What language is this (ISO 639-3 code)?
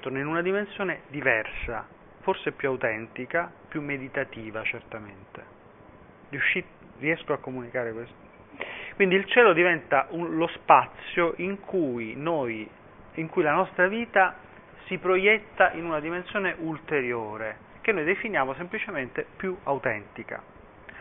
ita